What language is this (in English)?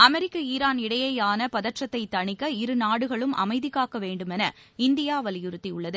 Tamil